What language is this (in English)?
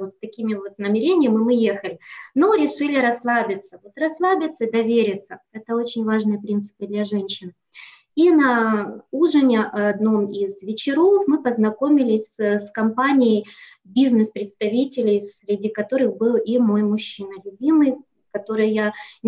Russian